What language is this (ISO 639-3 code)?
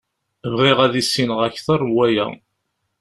kab